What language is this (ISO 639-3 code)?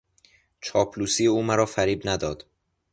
fas